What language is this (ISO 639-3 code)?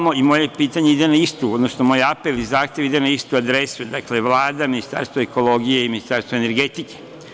srp